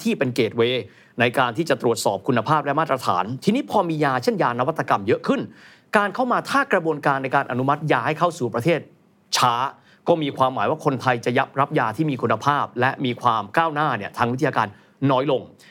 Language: Thai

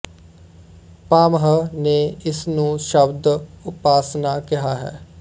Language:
Punjabi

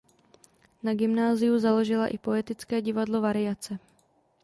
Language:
Czech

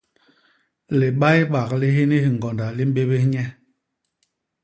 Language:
Basaa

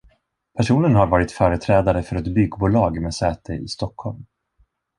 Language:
Swedish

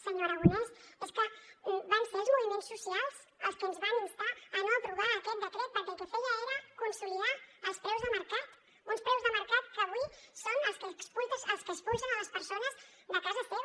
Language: Catalan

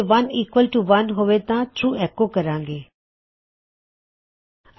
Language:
Punjabi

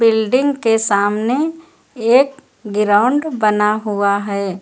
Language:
Hindi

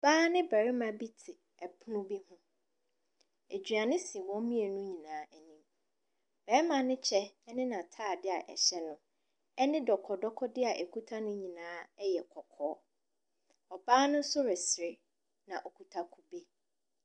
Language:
Akan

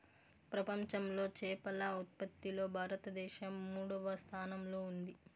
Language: Telugu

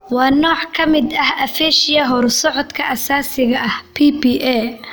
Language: Somali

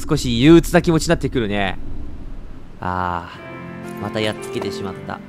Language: Japanese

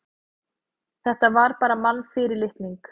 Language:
Icelandic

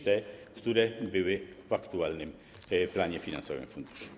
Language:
Polish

